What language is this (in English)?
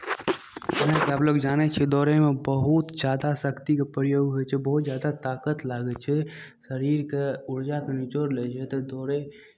Maithili